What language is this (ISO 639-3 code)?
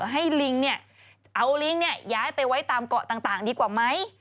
tha